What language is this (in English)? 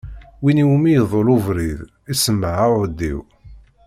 Kabyle